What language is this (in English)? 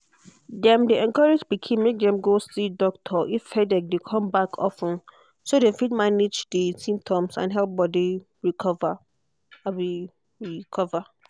Nigerian Pidgin